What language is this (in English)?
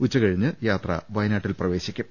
Malayalam